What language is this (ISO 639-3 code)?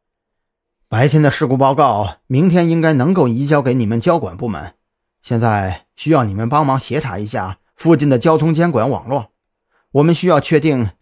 zho